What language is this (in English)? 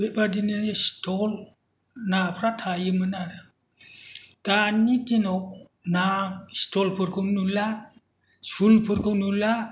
Bodo